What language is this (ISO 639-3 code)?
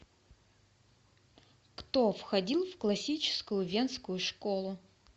rus